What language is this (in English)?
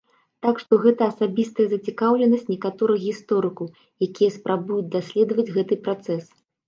Belarusian